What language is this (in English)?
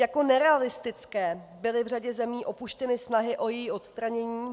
Czech